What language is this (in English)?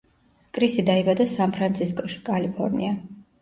Georgian